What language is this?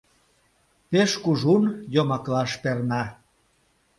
Mari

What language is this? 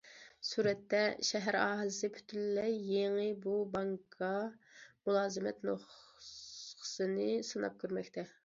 Uyghur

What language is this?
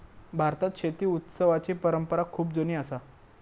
Marathi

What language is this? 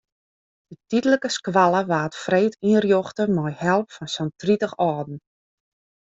Western Frisian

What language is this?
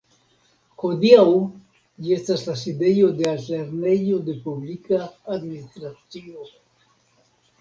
Esperanto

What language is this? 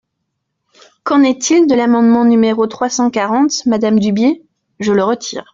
French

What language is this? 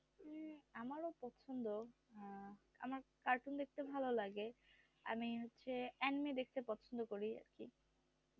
Bangla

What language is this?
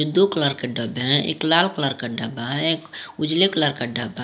Hindi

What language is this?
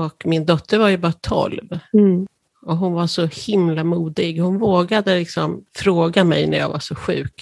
Swedish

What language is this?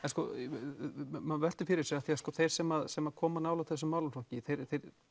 Icelandic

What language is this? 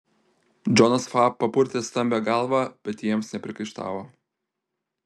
Lithuanian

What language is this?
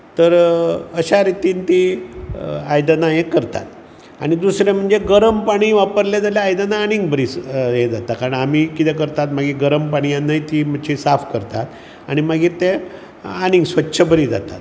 Konkani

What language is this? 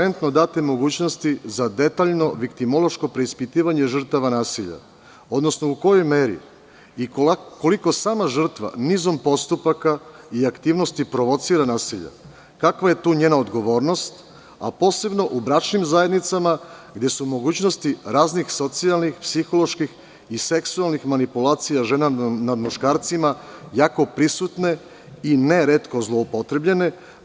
Serbian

